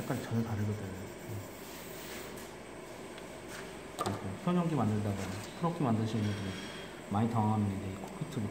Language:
Korean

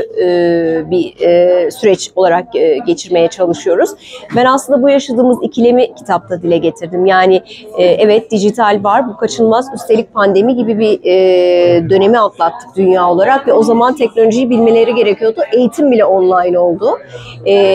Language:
Turkish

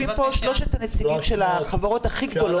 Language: Hebrew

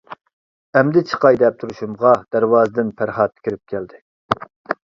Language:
Uyghur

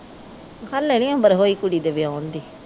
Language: Punjabi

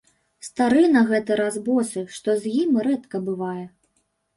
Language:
Belarusian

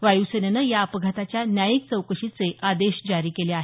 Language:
Marathi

